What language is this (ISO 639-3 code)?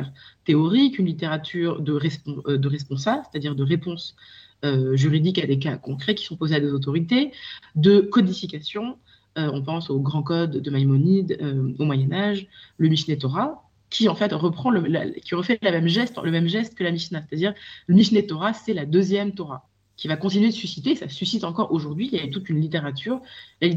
fra